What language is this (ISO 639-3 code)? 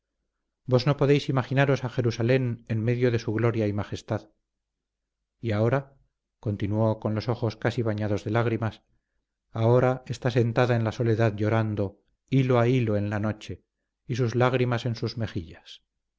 spa